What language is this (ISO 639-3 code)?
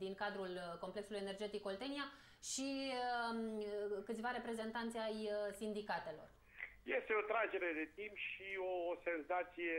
ron